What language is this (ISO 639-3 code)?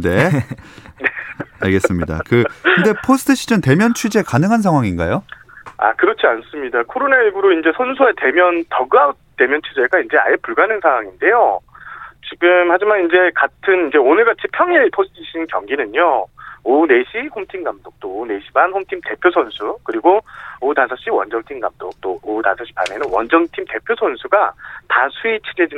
kor